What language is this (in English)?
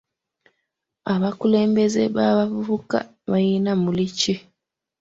Ganda